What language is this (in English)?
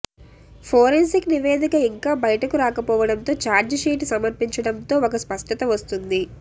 Telugu